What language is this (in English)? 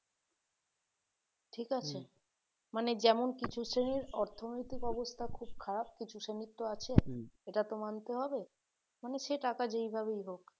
Bangla